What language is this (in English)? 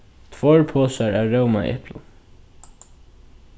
Faroese